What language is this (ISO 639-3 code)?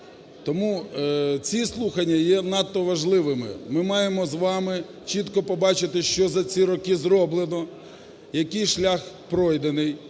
ukr